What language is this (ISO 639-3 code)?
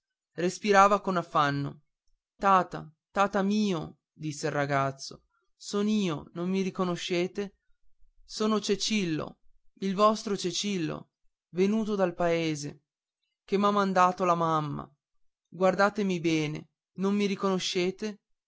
ita